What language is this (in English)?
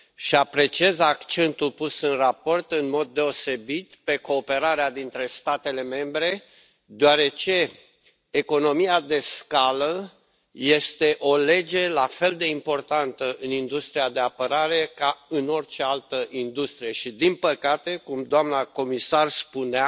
Romanian